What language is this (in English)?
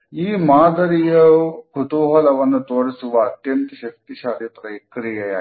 Kannada